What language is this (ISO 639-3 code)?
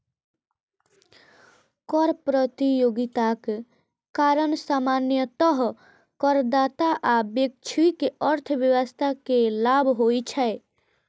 mai